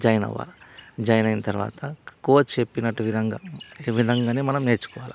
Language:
Telugu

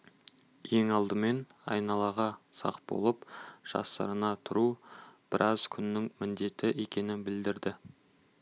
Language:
Kazakh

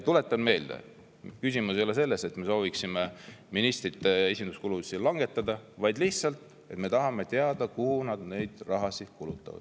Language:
Estonian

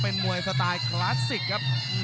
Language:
Thai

